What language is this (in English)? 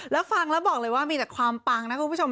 Thai